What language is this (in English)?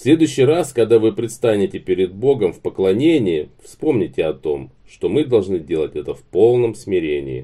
Russian